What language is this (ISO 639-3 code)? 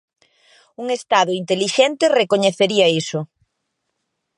glg